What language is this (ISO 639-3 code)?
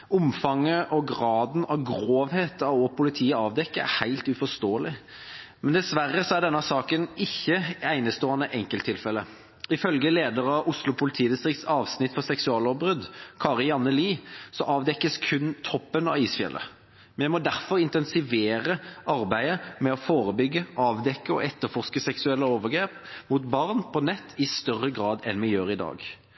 nob